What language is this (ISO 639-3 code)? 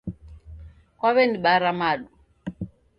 dav